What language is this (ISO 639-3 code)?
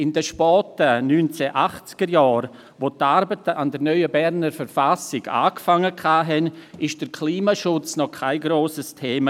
gsw